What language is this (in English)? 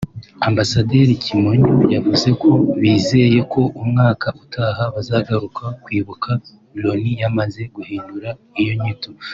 Kinyarwanda